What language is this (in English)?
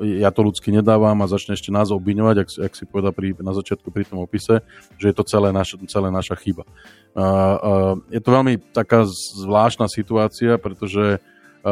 Slovak